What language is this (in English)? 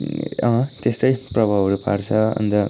Nepali